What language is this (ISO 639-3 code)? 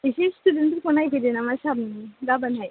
brx